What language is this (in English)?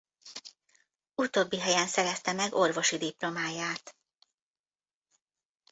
Hungarian